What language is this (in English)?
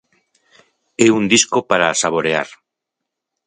Galician